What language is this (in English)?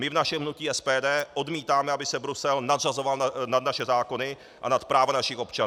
Czech